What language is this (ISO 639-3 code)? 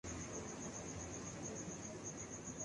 urd